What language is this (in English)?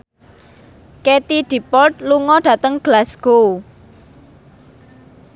Javanese